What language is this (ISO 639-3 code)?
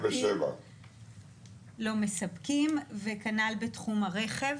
heb